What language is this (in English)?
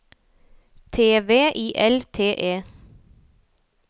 Norwegian